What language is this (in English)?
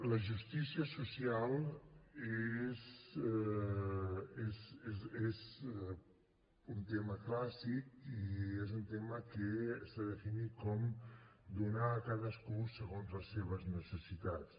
Catalan